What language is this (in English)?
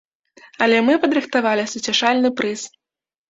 Belarusian